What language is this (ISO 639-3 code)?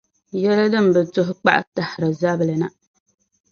dag